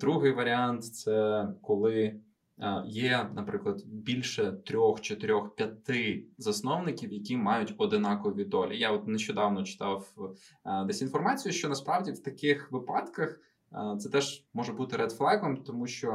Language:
Ukrainian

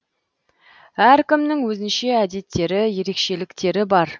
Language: Kazakh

